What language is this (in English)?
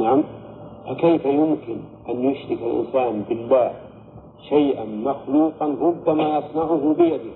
Arabic